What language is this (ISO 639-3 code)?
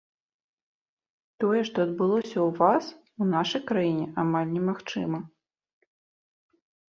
bel